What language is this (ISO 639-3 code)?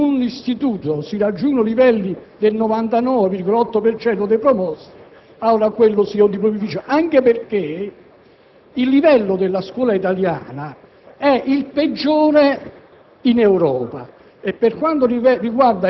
ita